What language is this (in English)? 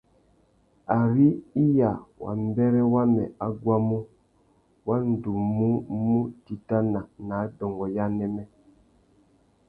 Tuki